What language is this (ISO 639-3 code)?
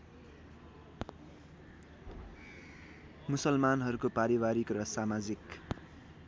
nep